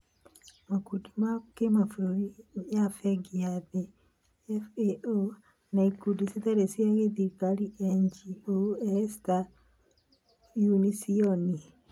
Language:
Kikuyu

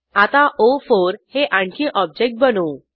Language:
Marathi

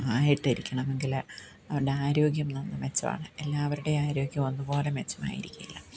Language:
Malayalam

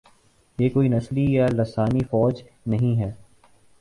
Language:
Urdu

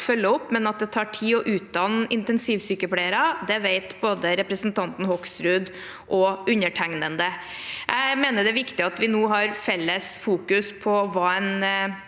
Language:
Norwegian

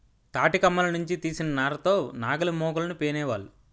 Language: Telugu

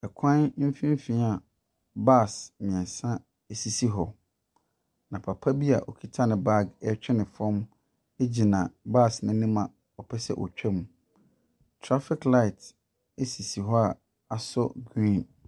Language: Akan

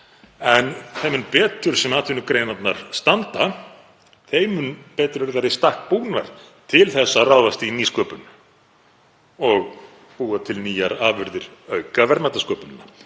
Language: Icelandic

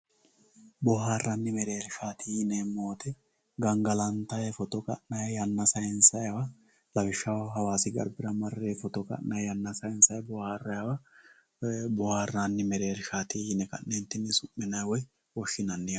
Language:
Sidamo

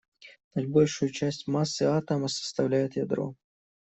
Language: Russian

